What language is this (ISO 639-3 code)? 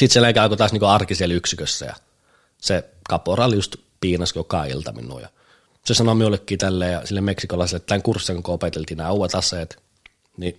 fin